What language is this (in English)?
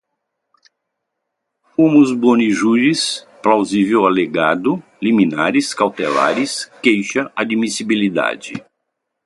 Portuguese